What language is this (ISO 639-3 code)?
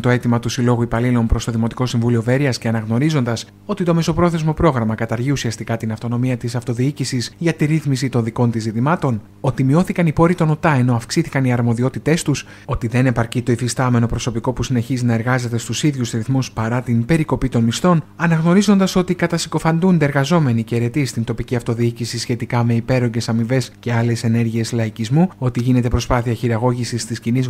ell